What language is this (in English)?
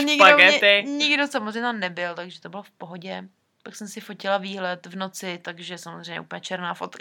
Czech